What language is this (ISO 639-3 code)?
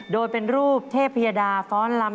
tha